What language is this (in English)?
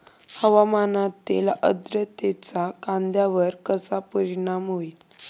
Marathi